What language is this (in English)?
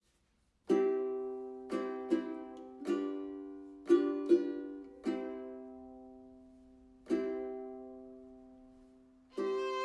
Japanese